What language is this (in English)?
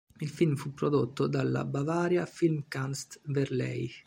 Italian